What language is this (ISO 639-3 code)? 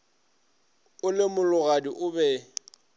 nso